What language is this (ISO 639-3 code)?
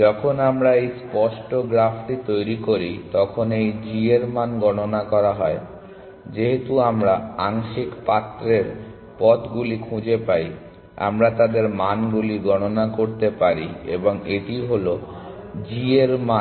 ben